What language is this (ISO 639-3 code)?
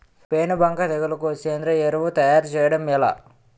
tel